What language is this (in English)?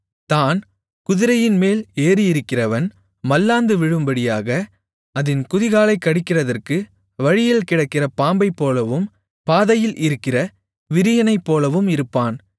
Tamil